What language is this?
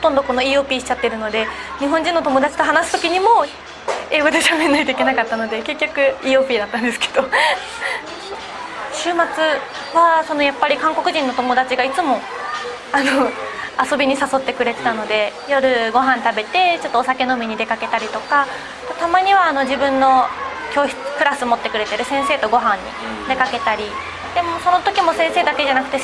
Japanese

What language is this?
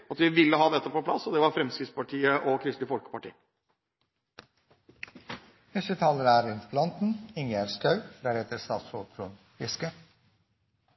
Norwegian Bokmål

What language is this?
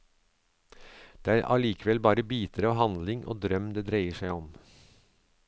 Norwegian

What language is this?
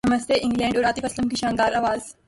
Urdu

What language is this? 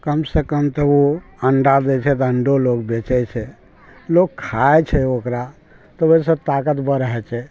Maithili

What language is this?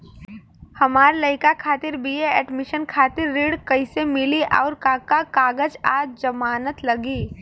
Bhojpuri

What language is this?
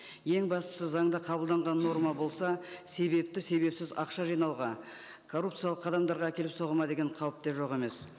Kazakh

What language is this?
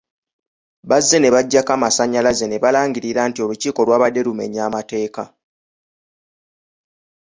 Ganda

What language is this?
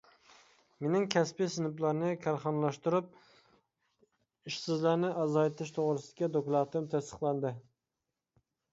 Uyghur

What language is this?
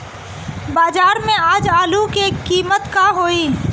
Bhojpuri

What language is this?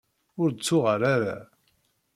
Kabyle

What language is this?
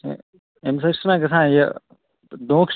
Kashmiri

